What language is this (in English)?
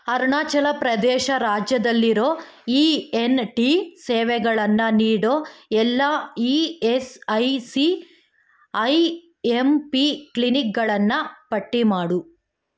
Kannada